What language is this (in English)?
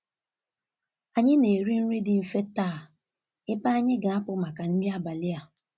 Igbo